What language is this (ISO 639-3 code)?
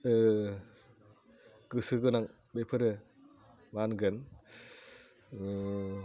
brx